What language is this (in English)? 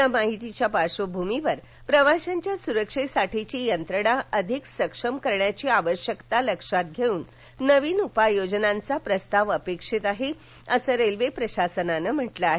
Marathi